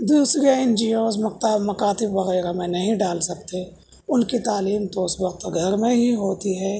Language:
Urdu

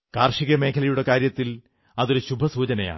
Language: Malayalam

